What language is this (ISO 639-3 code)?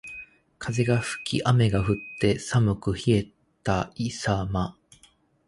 jpn